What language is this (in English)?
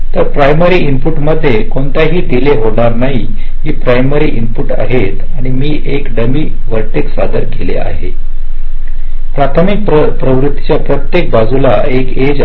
Marathi